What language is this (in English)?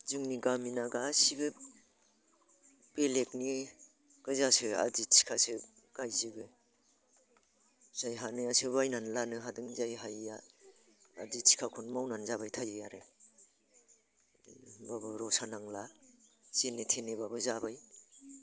Bodo